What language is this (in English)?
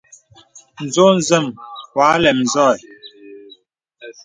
Bebele